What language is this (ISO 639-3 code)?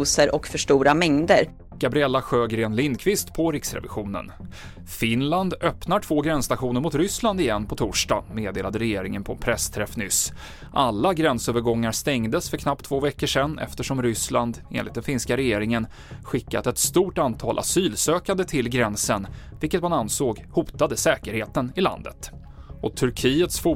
swe